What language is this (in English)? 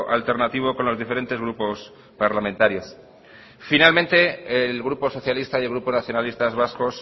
Spanish